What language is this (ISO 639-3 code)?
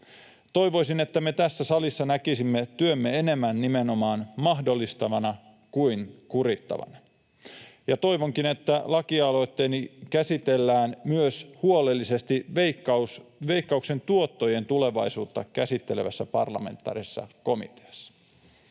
fin